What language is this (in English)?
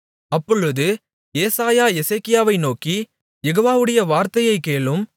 Tamil